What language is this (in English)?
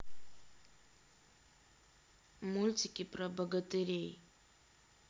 Russian